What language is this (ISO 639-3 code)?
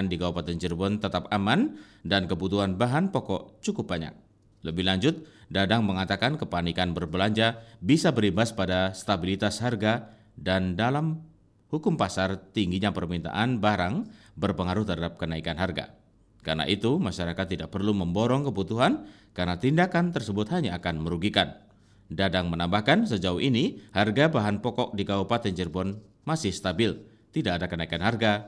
ind